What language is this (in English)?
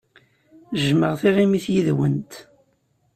Kabyle